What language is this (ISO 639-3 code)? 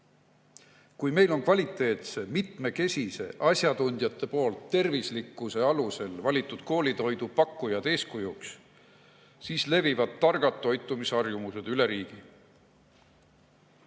est